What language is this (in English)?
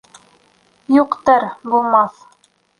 Bashkir